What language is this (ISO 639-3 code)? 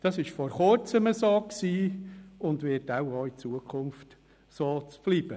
gsw